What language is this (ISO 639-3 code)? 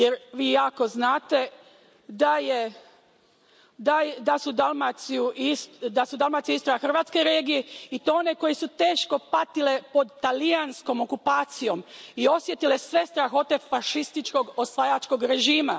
hrv